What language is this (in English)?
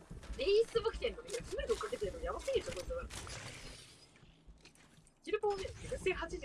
Japanese